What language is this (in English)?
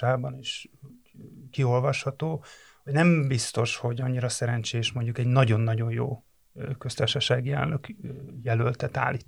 Hungarian